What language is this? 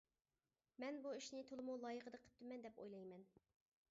Uyghur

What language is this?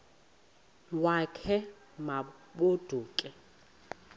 Xhosa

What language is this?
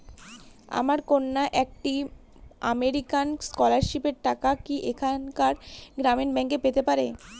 Bangla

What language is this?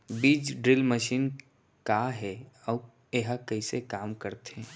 Chhattisgarhi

